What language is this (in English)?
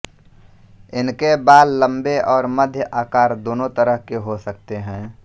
Hindi